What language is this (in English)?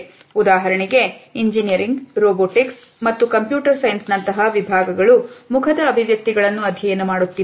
Kannada